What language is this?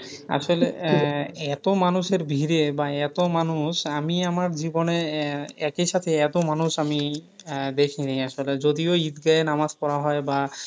Bangla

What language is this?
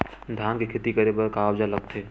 Chhattisgarhi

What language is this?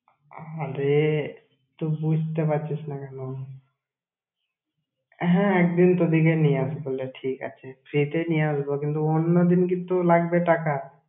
Bangla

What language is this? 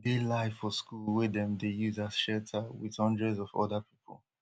Nigerian Pidgin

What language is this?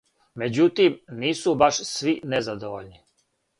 Serbian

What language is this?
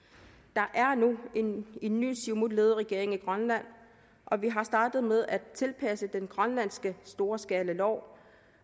Danish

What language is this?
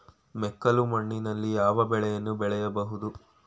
Kannada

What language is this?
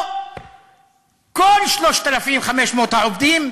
Hebrew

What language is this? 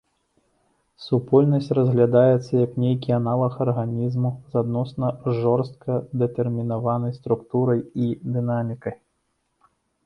Belarusian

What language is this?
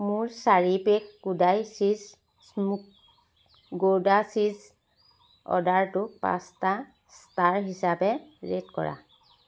Assamese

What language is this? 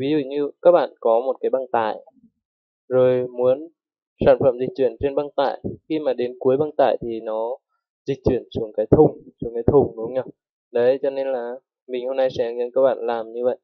Vietnamese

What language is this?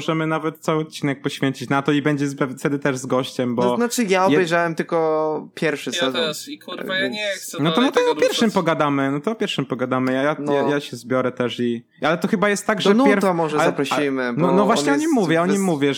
Polish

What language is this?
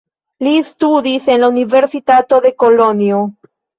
Esperanto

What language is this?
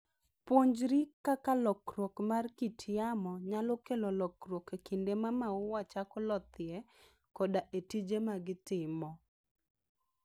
Luo (Kenya and Tanzania)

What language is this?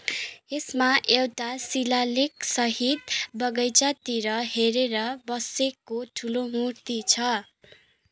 Nepali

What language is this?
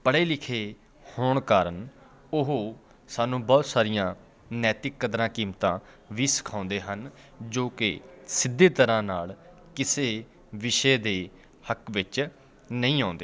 Punjabi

